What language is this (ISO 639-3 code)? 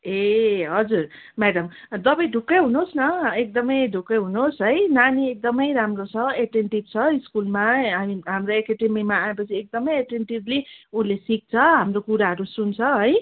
nep